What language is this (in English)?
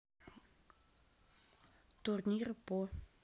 Russian